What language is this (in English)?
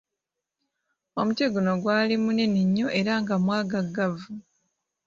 Ganda